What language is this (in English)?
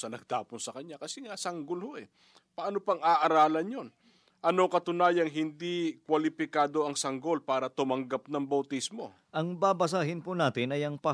Filipino